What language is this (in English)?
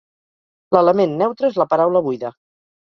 Catalan